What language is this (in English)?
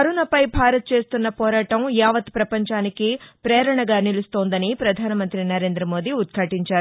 Telugu